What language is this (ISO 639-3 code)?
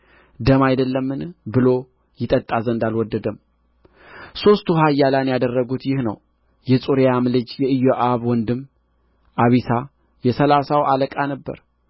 amh